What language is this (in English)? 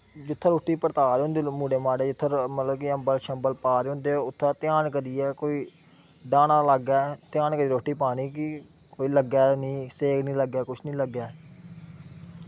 Dogri